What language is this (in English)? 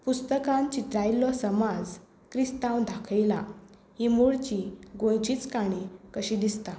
Konkani